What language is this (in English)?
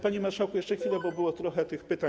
Polish